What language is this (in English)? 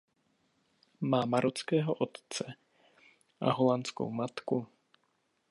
Czech